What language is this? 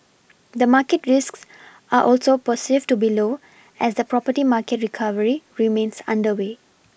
English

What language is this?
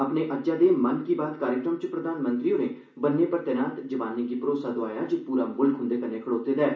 Dogri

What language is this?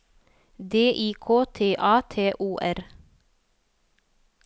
Norwegian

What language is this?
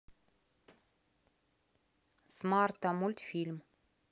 Russian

